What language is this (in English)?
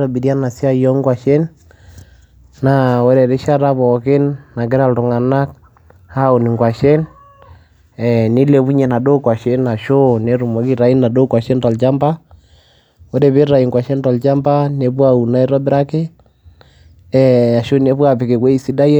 Masai